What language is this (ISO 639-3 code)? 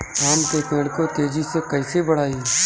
bho